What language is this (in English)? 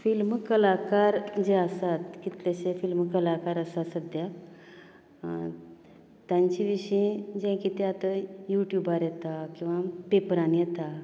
Konkani